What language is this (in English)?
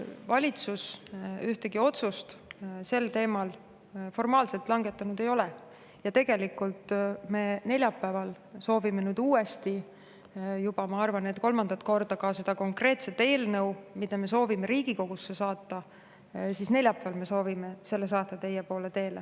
Estonian